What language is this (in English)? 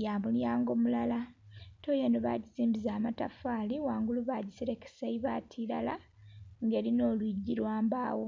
Soga